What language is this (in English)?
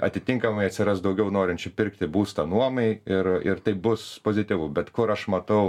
Lithuanian